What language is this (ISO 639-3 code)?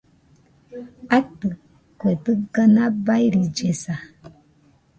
hux